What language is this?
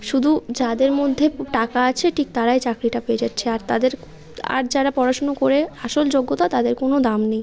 Bangla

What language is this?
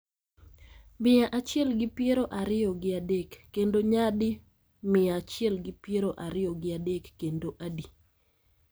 Luo (Kenya and Tanzania)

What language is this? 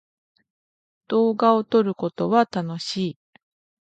Japanese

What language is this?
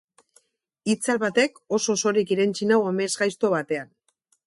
Basque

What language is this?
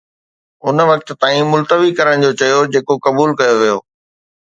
Sindhi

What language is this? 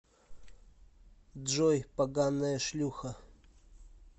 Russian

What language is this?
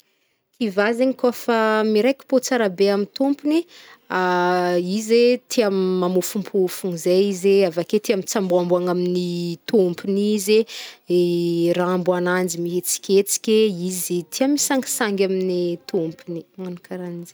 Northern Betsimisaraka Malagasy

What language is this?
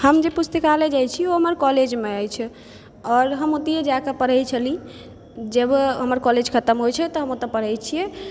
Maithili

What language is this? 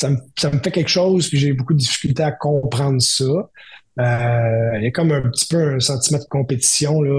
French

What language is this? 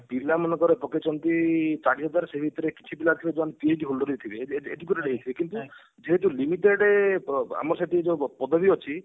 Odia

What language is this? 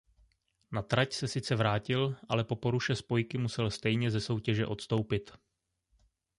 Czech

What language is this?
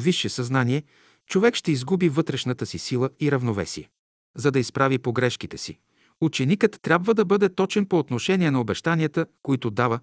Bulgarian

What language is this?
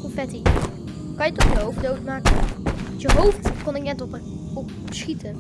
Dutch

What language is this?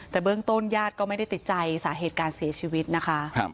Thai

